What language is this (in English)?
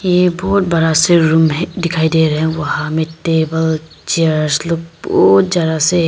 Hindi